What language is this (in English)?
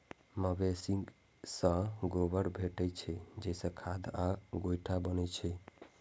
Maithili